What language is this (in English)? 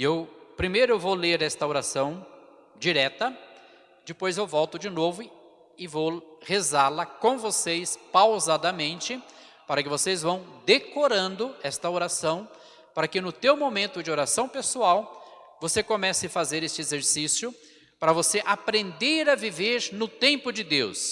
Portuguese